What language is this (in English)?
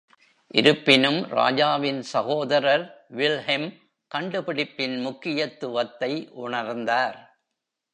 Tamil